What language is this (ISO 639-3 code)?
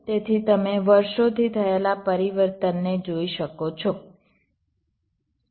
guj